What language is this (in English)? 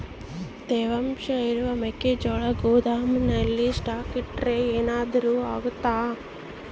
Kannada